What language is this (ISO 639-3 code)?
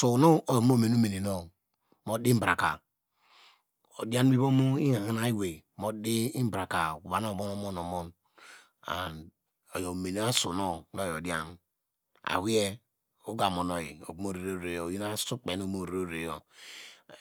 deg